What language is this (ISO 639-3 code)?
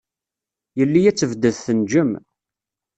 kab